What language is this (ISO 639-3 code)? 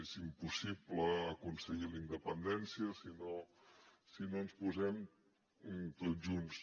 cat